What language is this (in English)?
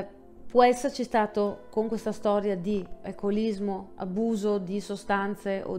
Italian